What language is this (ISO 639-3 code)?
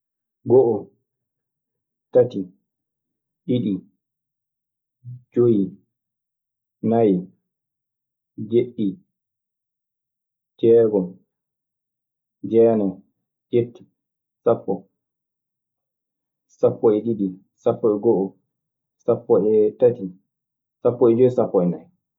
ffm